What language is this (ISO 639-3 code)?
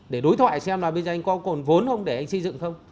vie